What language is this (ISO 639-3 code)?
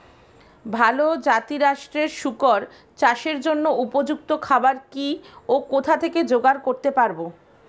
ben